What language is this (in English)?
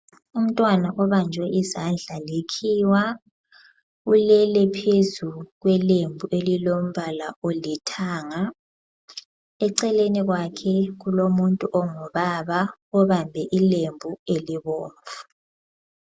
North Ndebele